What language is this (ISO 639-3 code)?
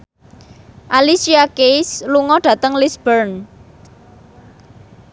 jav